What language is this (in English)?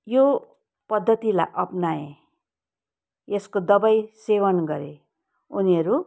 Nepali